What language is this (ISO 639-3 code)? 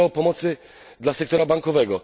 pol